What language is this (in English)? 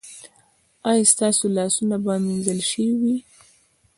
Pashto